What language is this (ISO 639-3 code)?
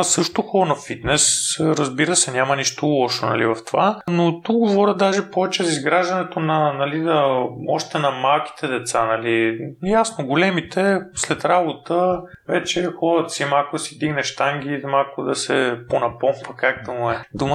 bul